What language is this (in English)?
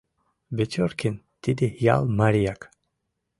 Mari